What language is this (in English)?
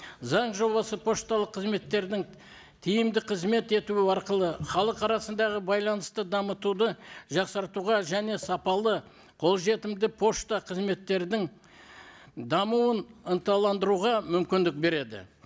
Kazakh